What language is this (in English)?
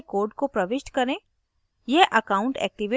Hindi